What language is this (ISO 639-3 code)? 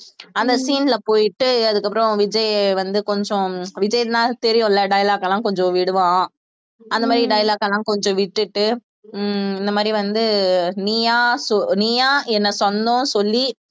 tam